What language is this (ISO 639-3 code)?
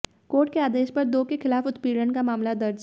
hin